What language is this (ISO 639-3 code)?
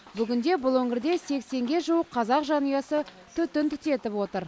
kaz